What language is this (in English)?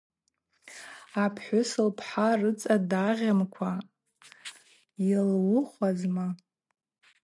Abaza